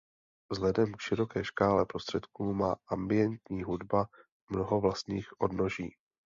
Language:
Czech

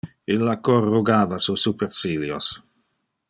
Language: Interlingua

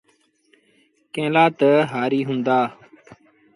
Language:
Sindhi Bhil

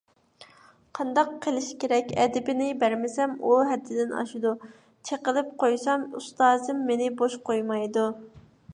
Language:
Uyghur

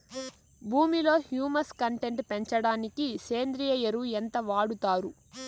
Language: Telugu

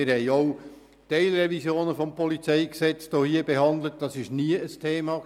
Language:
Swiss German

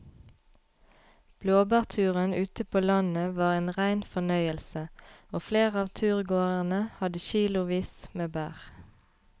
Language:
Norwegian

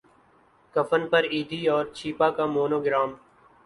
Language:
Urdu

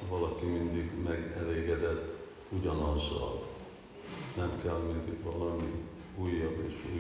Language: Hungarian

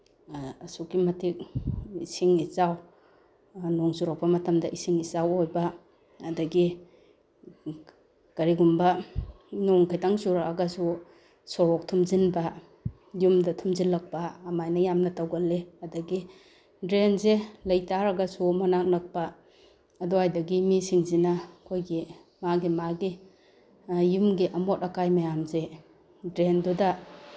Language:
Manipuri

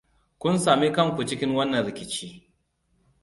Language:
Hausa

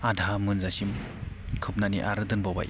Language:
Bodo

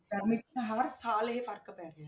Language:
Punjabi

